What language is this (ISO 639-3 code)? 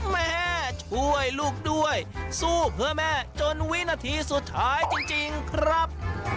tha